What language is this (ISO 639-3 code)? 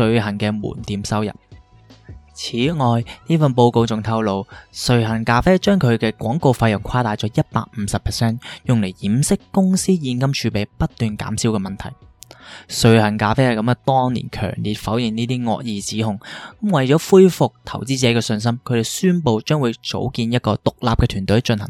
zho